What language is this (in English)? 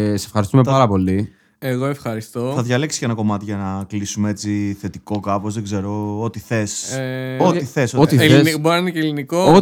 Greek